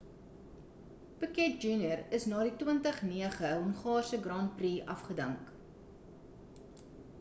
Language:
Afrikaans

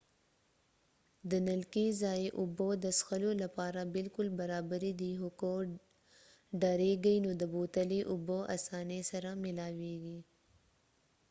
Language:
Pashto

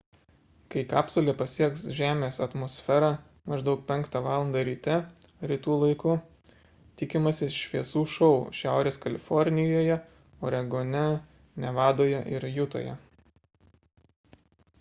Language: Lithuanian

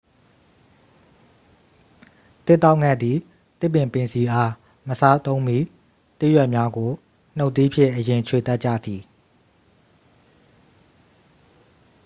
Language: Burmese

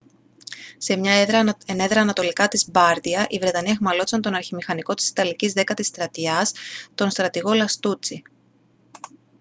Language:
Greek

